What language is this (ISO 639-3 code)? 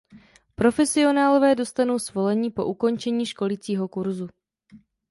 ces